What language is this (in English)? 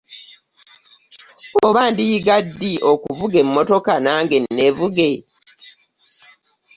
Ganda